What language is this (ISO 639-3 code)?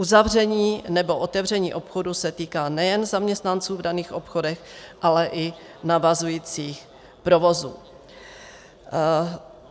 ces